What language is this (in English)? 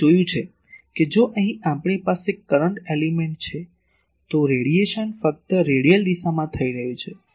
Gujarati